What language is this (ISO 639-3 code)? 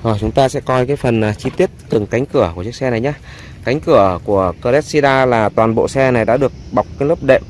vie